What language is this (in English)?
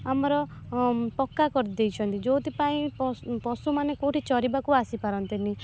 Odia